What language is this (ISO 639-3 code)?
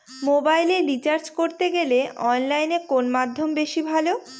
ben